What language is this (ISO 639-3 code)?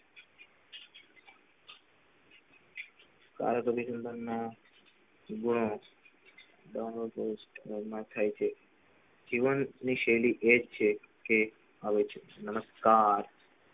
guj